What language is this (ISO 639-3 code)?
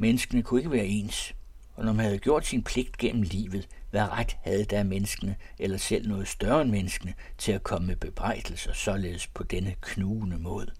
dan